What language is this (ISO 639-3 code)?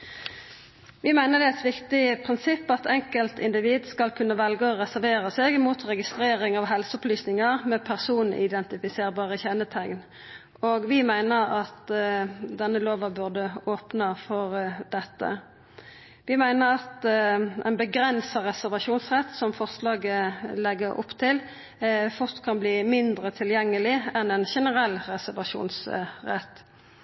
nno